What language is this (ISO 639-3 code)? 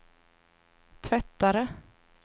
swe